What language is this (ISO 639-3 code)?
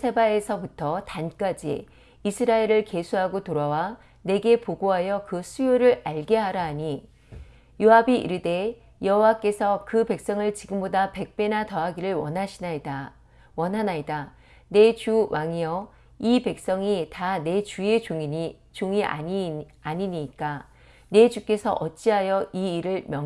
kor